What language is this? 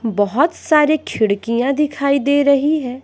Hindi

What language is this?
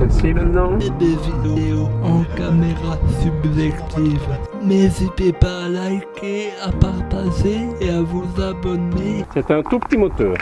French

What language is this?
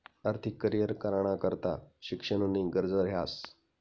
Marathi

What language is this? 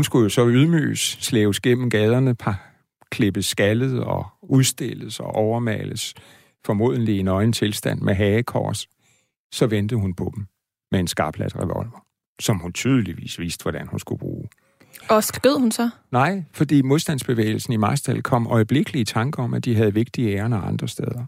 Danish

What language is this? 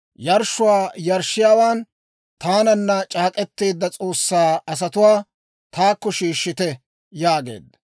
Dawro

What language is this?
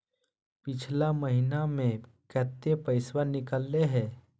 Magahi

